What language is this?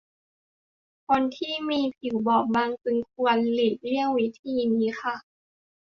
Thai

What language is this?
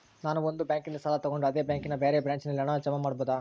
Kannada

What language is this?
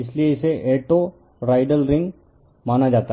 Hindi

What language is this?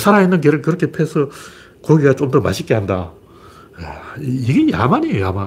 Korean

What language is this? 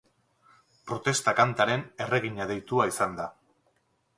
Basque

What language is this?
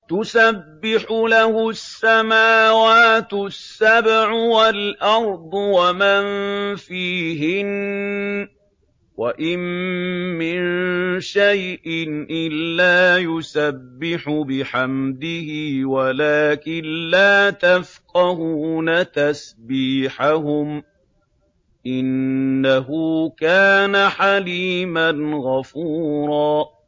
Arabic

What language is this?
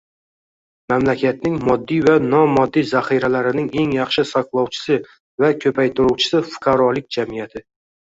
Uzbek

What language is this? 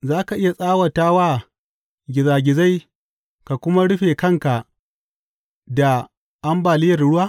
Hausa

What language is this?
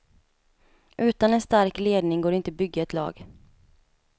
Swedish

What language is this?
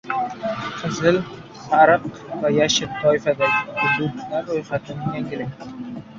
Uzbek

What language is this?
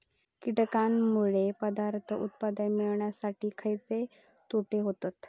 Marathi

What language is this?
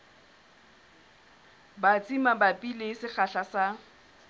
Southern Sotho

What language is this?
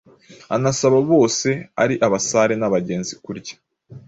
Kinyarwanda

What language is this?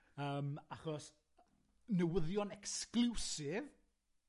Welsh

